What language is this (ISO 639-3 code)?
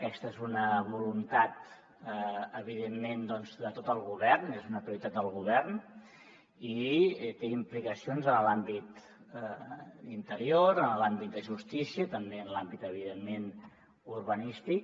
cat